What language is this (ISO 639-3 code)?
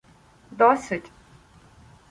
ukr